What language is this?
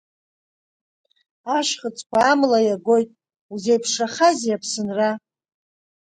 Abkhazian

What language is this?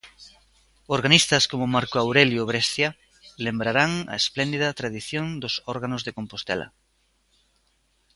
Galician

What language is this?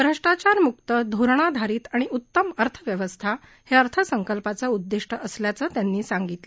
Marathi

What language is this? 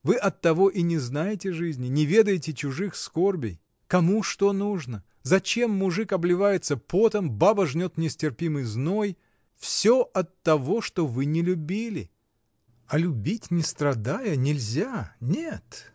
Russian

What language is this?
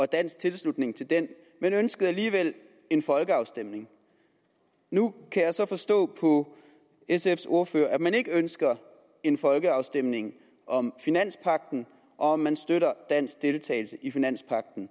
Danish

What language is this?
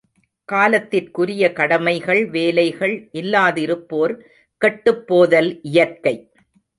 Tamil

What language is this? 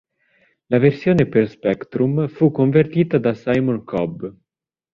Italian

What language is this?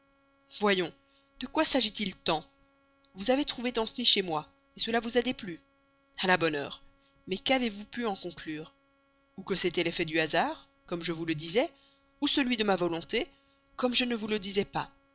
French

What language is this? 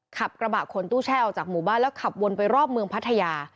Thai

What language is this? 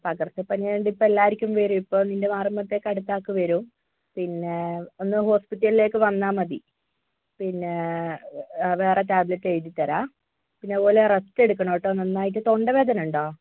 Malayalam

